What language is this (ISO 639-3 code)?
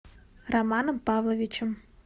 rus